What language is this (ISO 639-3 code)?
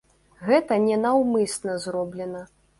bel